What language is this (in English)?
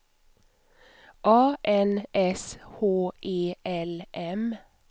Swedish